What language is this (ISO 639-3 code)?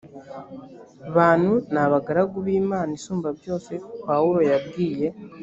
kin